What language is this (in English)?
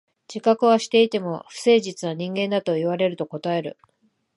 Japanese